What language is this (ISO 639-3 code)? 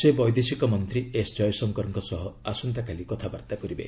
ori